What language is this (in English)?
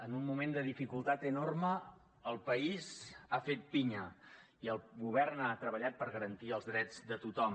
Catalan